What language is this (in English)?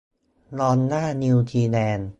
Thai